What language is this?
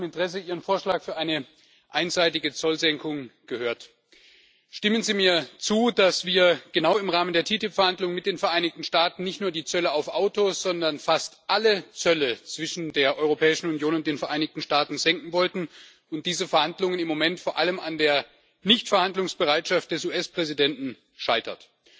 German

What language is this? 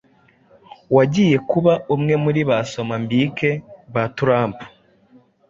Kinyarwanda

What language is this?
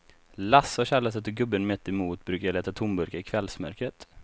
Swedish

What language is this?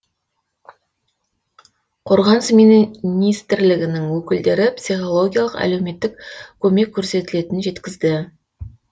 Kazakh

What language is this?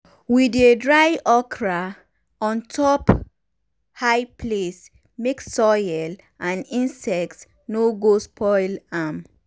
Nigerian Pidgin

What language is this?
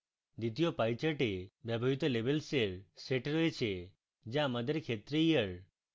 Bangla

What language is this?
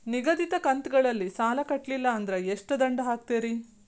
Kannada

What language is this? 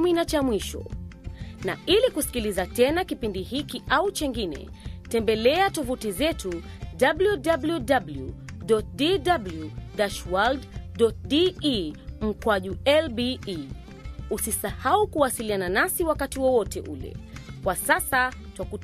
Swahili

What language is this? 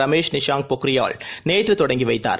Tamil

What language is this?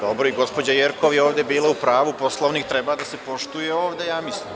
Serbian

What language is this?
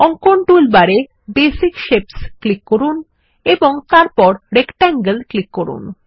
Bangla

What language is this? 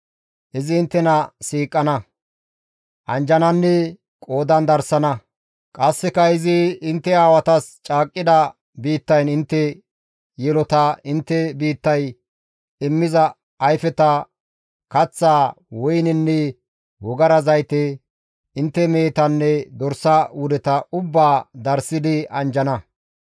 Gamo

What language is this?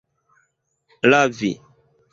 Esperanto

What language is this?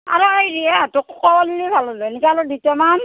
Assamese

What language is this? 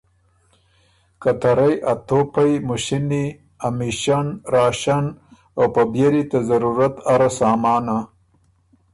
Ormuri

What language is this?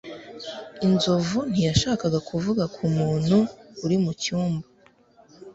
Kinyarwanda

